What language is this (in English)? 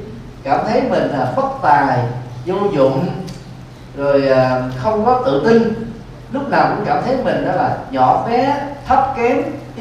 Vietnamese